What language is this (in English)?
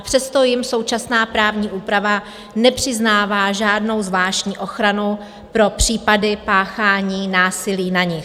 Czech